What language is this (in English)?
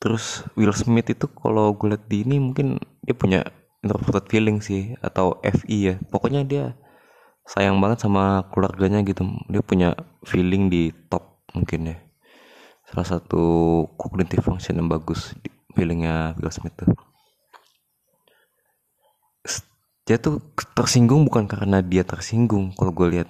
Indonesian